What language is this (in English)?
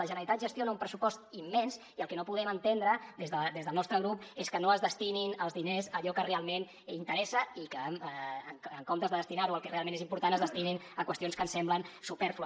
Catalan